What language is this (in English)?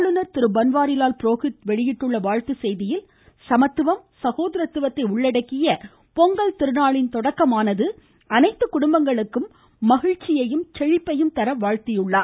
Tamil